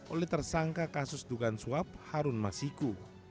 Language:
Indonesian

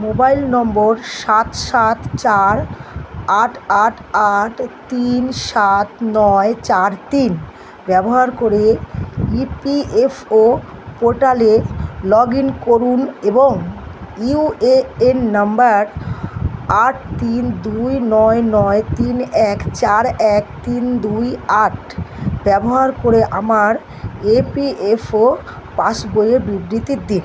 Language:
Bangla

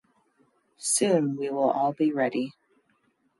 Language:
English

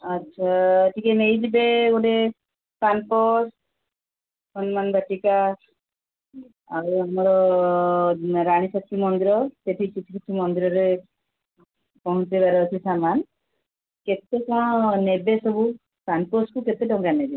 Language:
Odia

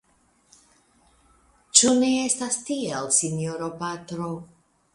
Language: Esperanto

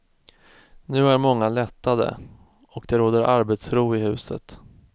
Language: Swedish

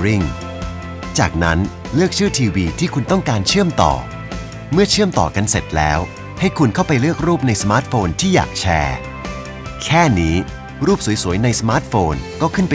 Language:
Thai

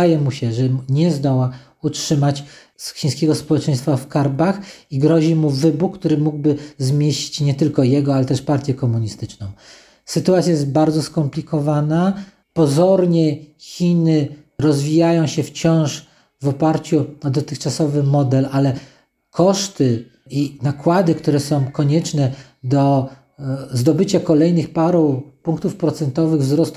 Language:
Polish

